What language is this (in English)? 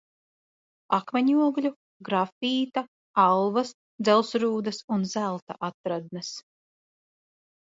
Latvian